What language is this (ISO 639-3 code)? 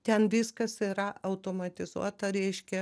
lit